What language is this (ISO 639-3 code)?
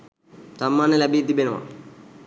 sin